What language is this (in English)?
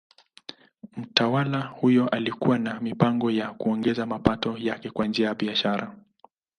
Swahili